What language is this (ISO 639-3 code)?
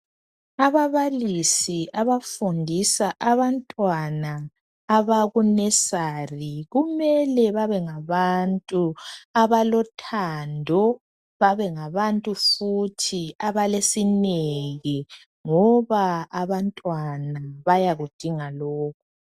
nde